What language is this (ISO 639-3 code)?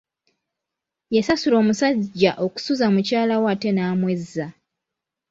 lug